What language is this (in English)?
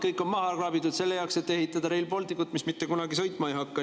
Estonian